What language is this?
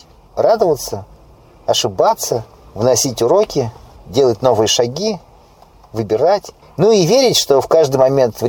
Russian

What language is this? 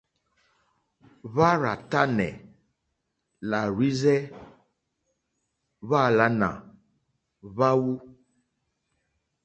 Mokpwe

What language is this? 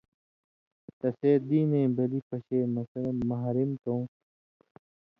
Indus Kohistani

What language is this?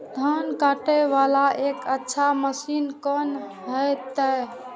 Maithili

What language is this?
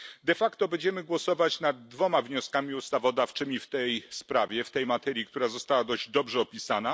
Polish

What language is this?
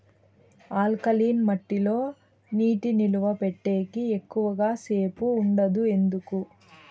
Telugu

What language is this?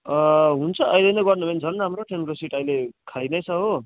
Nepali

